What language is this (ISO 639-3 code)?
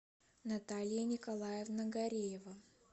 rus